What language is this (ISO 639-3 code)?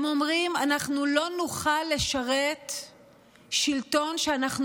heb